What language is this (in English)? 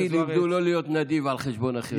Hebrew